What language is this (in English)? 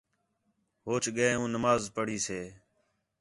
Khetrani